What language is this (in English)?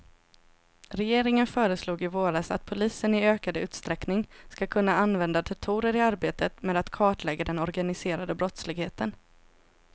Swedish